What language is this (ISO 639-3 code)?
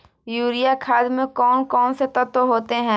hin